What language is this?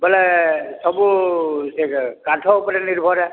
Odia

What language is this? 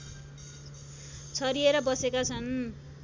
Nepali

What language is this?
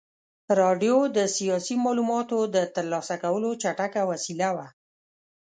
Pashto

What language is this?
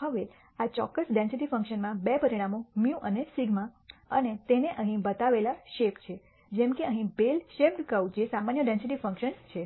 Gujarati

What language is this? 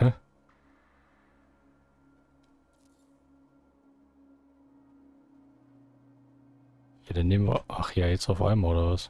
German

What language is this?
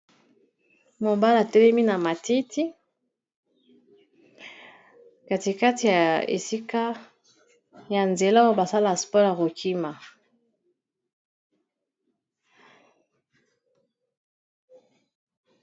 Lingala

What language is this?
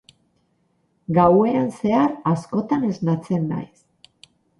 Basque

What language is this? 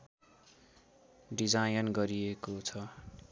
Nepali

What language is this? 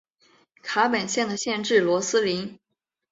Chinese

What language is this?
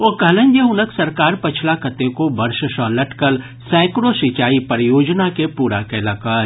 Maithili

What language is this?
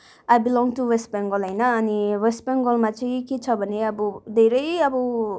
Nepali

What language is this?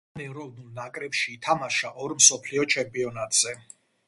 Georgian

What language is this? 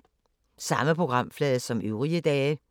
Danish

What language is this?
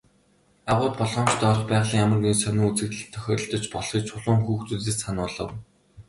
Mongolian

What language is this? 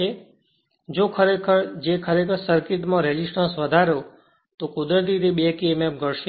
Gujarati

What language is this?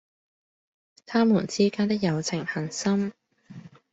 Cantonese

